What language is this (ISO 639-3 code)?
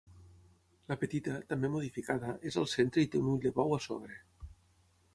cat